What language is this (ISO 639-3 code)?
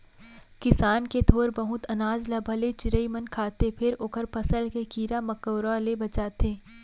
hne